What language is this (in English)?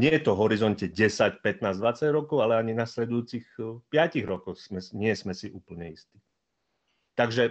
Slovak